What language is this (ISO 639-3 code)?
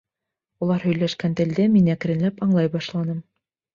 bak